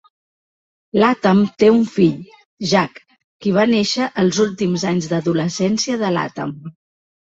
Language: Catalan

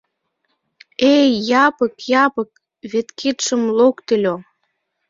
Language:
Mari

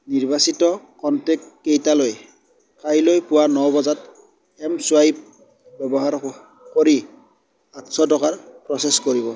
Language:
Assamese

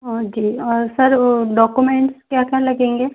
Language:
Hindi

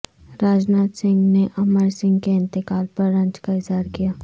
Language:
Urdu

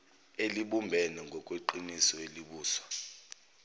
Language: Zulu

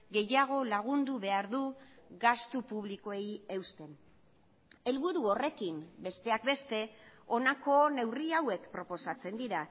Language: Basque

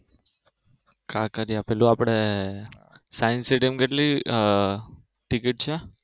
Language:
Gujarati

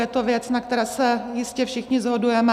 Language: Czech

